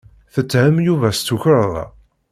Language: Kabyle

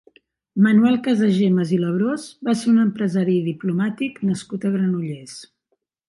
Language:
Catalan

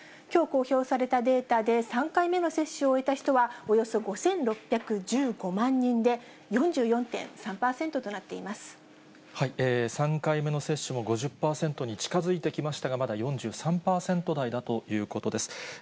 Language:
Japanese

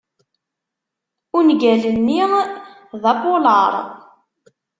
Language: Kabyle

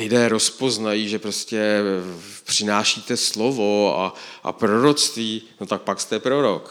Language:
Czech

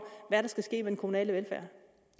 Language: Danish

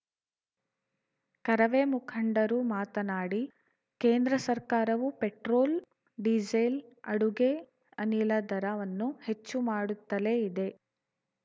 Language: Kannada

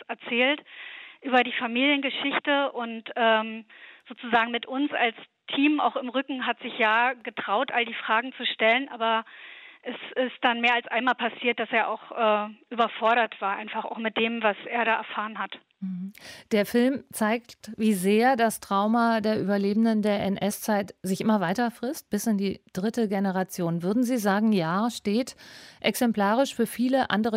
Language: German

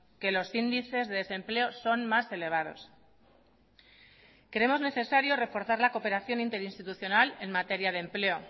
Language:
Spanish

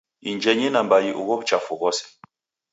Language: Taita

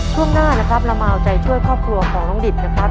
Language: Thai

